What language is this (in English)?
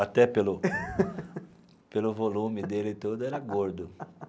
Portuguese